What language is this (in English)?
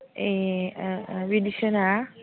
Bodo